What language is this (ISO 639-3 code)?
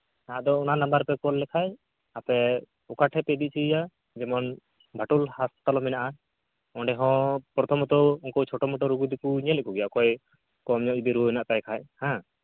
sat